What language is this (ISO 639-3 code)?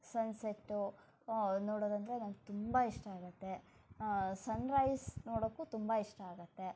kan